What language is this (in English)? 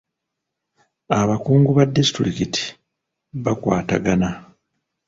Ganda